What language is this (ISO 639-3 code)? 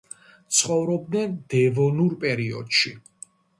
kat